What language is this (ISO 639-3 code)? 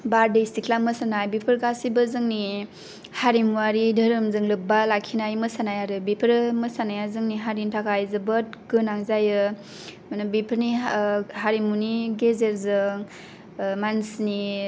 brx